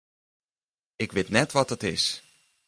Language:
Western Frisian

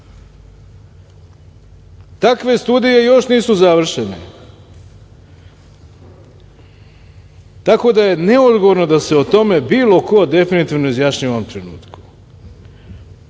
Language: Serbian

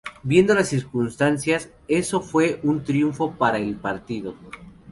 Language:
Spanish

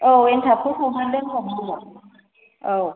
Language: Bodo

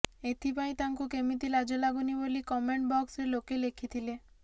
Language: Odia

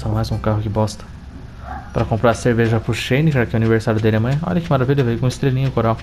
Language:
Portuguese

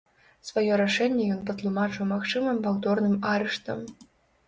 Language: Belarusian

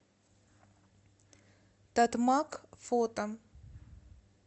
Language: Russian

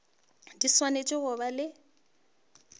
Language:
Northern Sotho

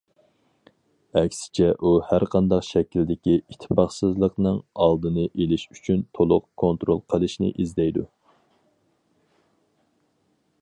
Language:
Uyghur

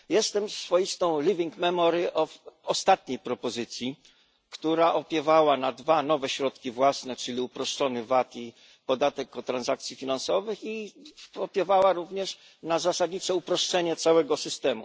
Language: Polish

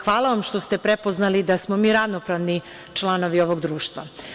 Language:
Serbian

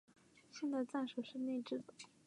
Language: Chinese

